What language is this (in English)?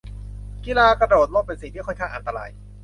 Thai